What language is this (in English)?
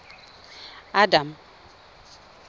Tswana